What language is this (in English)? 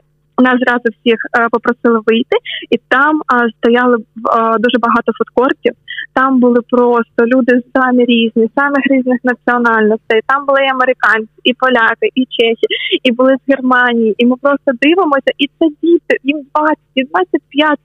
Ukrainian